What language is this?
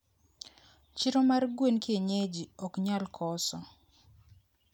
Luo (Kenya and Tanzania)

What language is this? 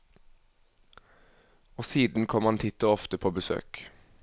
Norwegian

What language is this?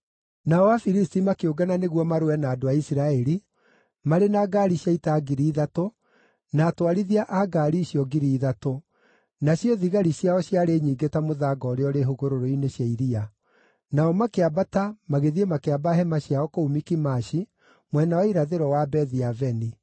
Kikuyu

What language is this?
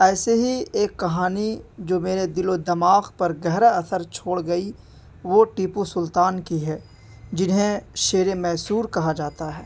Urdu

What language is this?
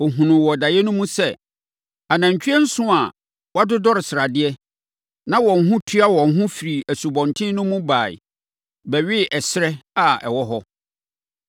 Akan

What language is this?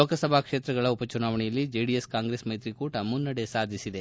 Kannada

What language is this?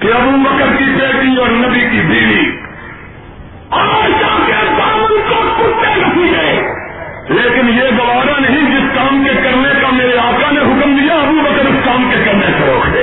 Urdu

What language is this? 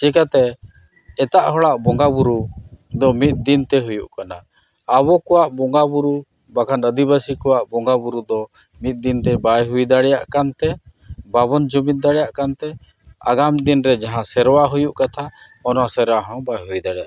Santali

